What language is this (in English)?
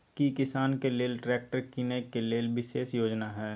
Maithili